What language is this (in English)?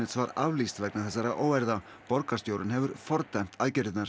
Icelandic